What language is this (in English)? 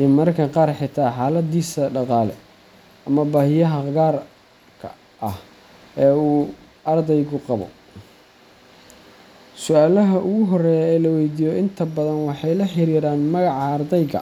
Somali